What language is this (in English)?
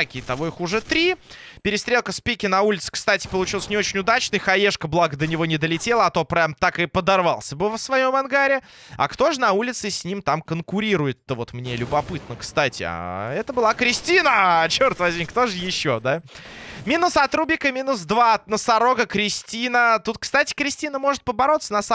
Russian